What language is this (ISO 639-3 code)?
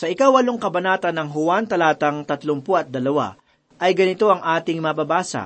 fil